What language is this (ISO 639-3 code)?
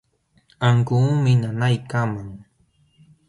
qxw